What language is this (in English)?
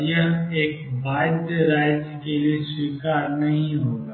Hindi